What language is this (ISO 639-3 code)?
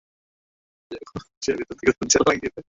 ben